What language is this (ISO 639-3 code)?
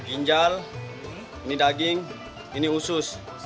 ind